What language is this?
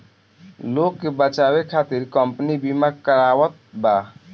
Bhojpuri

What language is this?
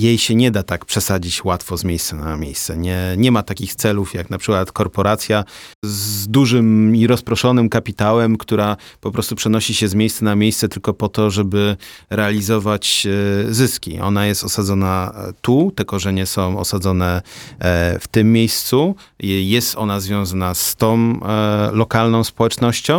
Polish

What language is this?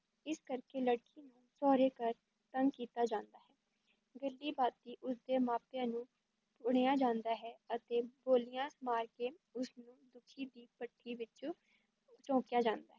Punjabi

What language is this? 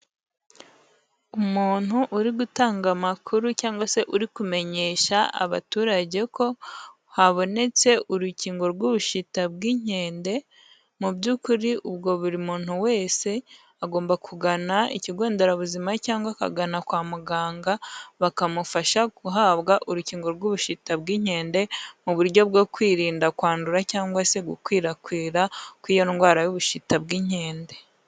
Kinyarwanda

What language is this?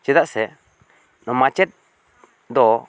Santali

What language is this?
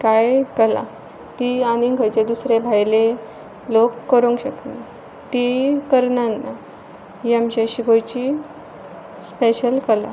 Konkani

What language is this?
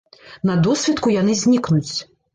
Belarusian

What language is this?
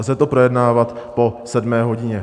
Czech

